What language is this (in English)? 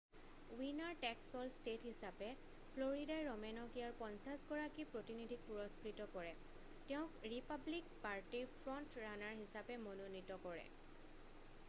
Assamese